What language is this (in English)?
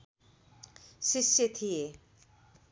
Nepali